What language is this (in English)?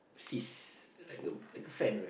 English